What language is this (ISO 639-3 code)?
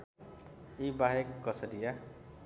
nep